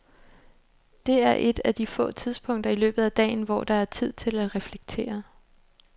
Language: Danish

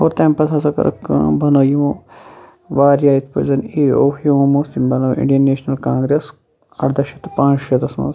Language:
Kashmiri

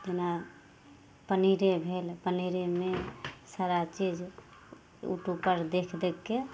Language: Maithili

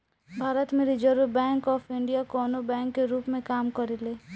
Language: Bhojpuri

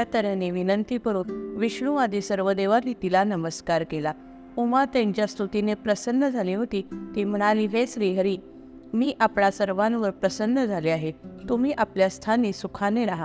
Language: Marathi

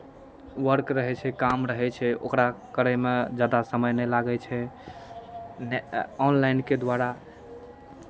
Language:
Maithili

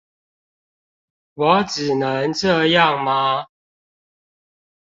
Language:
Chinese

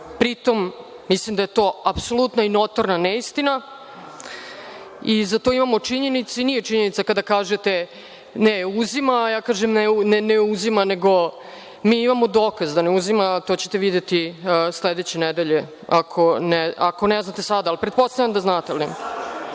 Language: Serbian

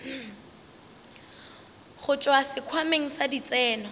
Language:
Northern Sotho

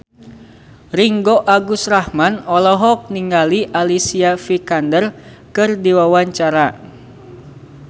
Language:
Sundanese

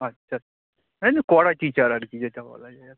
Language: Bangla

